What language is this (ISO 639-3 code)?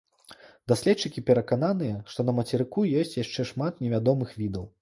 bel